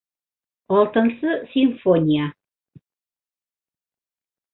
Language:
Bashkir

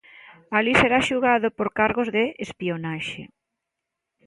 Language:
Galician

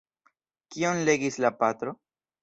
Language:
Esperanto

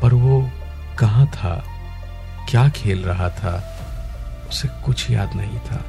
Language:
Hindi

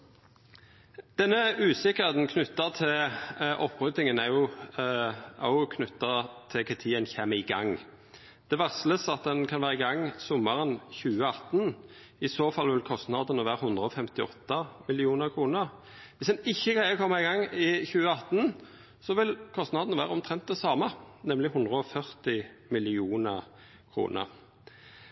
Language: Norwegian Nynorsk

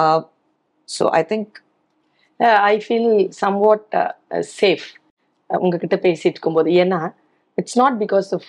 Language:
Tamil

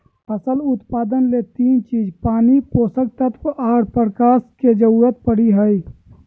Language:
Magahi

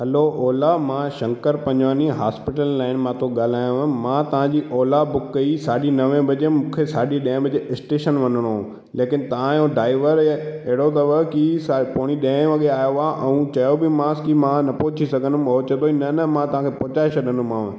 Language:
Sindhi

